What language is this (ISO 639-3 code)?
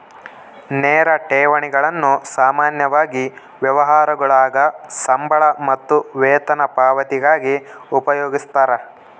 kan